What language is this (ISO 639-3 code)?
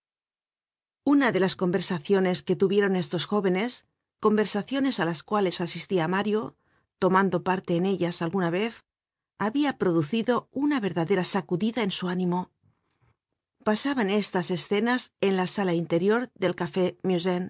spa